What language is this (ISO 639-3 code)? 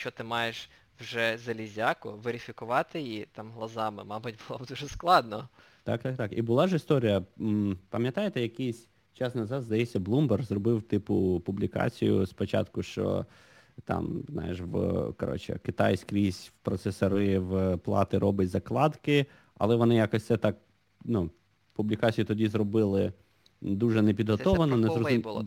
ukr